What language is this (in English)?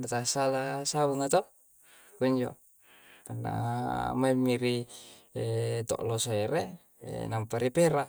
Coastal Konjo